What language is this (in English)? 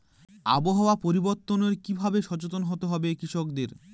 Bangla